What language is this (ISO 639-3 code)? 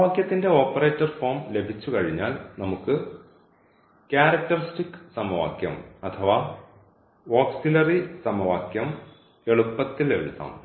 mal